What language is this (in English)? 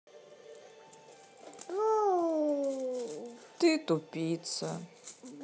Russian